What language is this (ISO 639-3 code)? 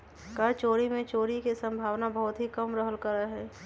mag